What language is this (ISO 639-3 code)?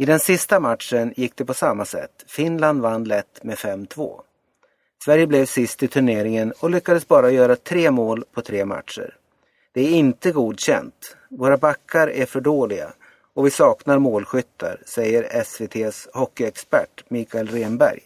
swe